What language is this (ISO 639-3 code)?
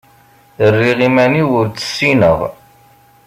kab